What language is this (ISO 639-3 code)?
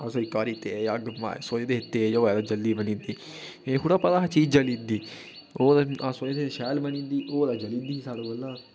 doi